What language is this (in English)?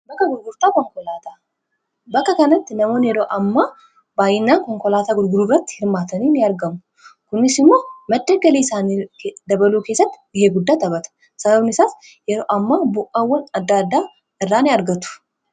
Oromo